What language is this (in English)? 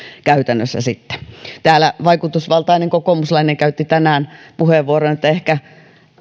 Finnish